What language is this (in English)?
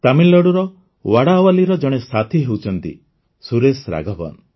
Odia